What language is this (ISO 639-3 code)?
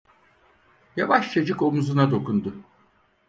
tur